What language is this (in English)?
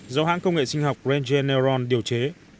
Vietnamese